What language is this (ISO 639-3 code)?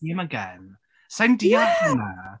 cym